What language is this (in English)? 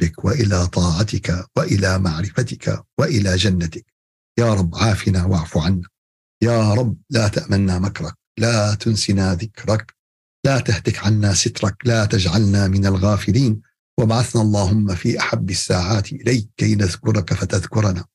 Arabic